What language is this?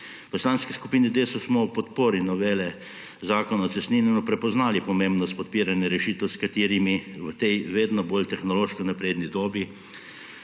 Slovenian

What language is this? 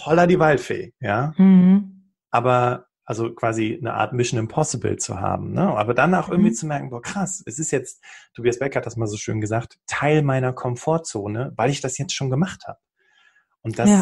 German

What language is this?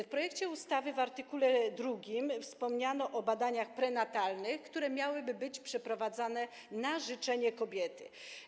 Polish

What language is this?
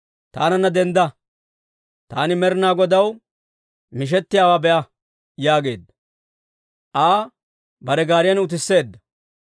Dawro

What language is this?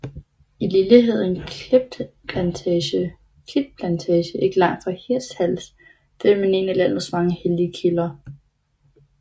Danish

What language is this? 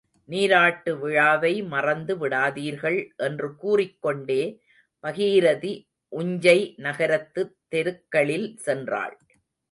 Tamil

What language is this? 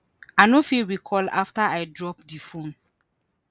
Nigerian Pidgin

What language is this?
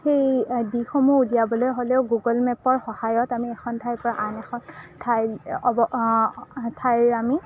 Assamese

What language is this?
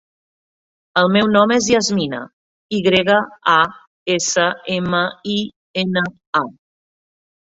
Catalan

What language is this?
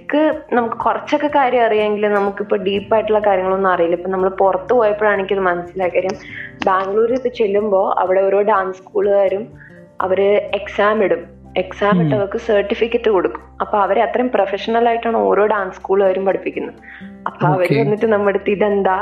Malayalam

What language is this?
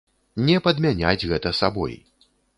Belarusian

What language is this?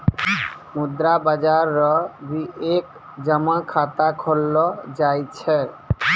Maithili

